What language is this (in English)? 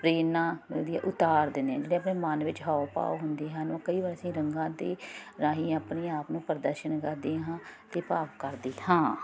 Punjabi